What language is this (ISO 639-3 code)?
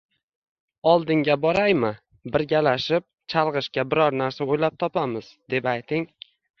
uzb